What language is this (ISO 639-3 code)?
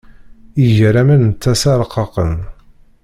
kab